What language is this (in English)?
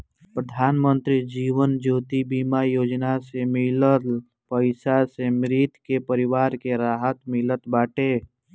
Bhojpuri